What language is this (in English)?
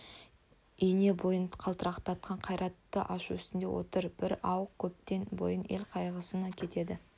Kazakh